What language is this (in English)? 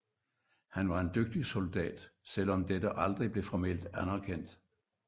Danish